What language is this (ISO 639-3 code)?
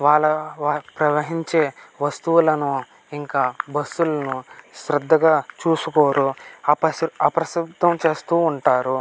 tel